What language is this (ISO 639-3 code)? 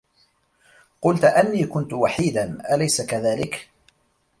ara